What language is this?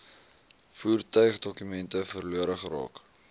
Afrikaans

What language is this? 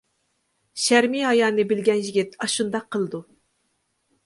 Uyghur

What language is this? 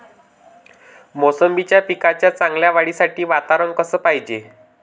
Marathi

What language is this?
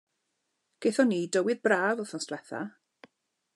Welsh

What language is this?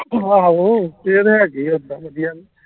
Punjabi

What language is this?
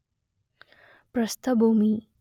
Kannada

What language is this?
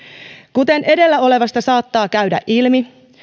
Finnish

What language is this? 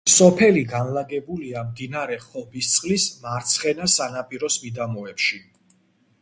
Georgian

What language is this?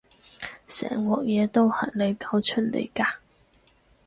Cantonese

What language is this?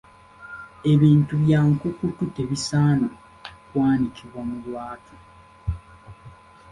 Ganda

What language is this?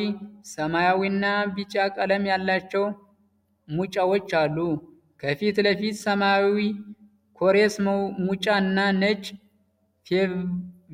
Amharic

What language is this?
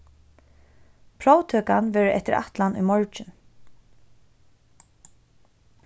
Faroese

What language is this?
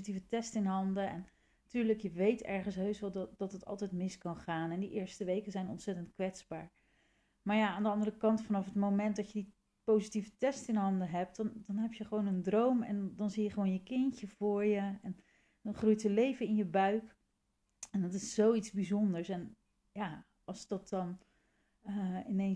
Dutch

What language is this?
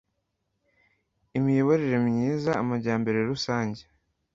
Kinyarwanda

